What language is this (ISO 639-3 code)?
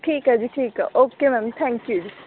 pan